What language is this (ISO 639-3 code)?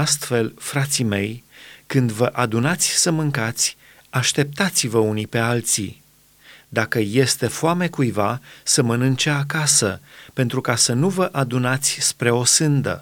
ron